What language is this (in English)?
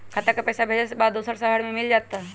Magahi